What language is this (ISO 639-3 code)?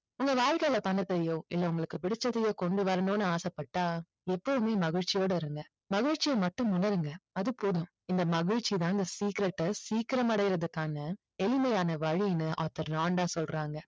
tam